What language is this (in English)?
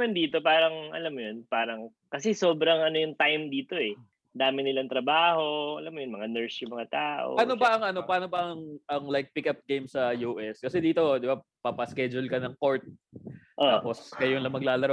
Filipino